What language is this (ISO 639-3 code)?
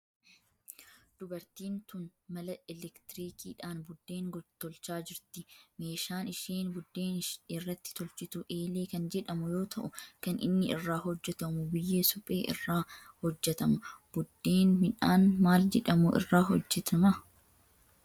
orm